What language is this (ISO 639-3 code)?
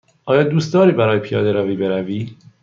fas